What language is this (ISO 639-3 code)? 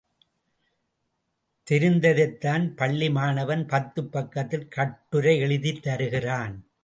tam